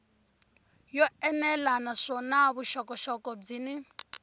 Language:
Tsonga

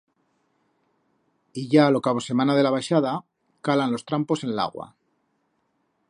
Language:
Aragonese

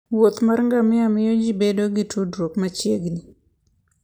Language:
Luo (Kenya and Tanzania)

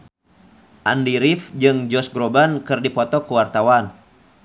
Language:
Sundanese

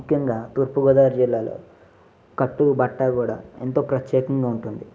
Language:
Telugu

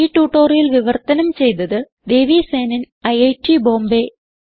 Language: Malayalam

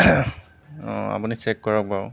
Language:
Assamese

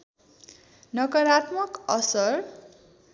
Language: Nepali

